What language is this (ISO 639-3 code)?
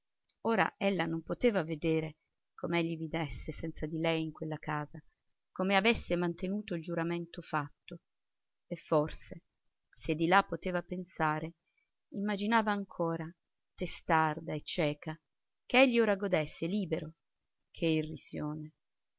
ita